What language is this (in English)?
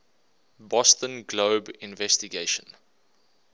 English